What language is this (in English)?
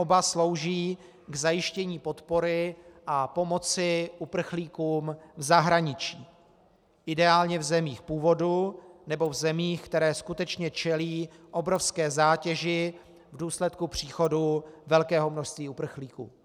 Czech